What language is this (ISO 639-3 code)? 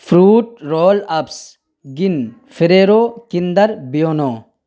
urd